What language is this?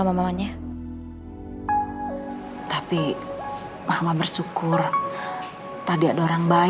Indonesian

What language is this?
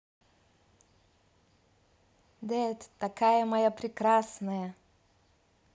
Russian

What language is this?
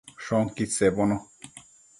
Matsés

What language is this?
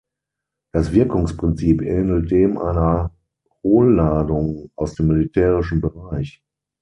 German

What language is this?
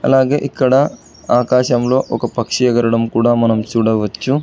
Telugu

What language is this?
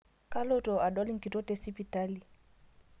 Masai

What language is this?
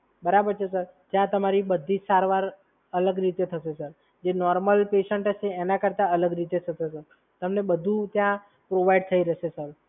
Gujarati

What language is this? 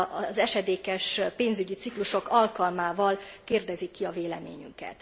Hungarian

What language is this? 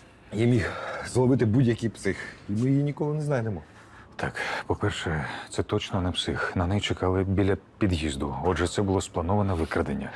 Ukrainian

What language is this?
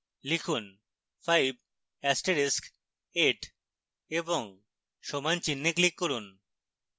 Bangla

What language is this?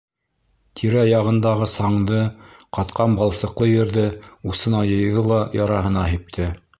Bashkir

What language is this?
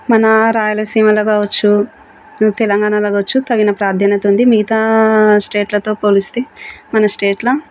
Telugu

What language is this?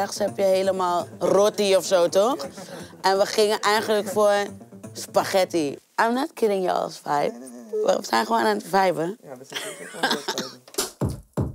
Dutch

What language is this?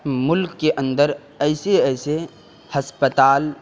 Urdu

